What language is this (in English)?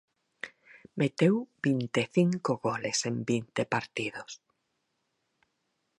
Galician